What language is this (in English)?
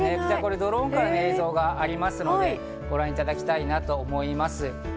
Japanese